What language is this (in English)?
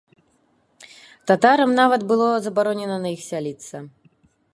Belarusian